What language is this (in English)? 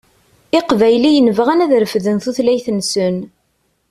Kabyle